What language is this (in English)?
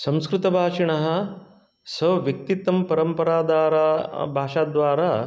Sanskrit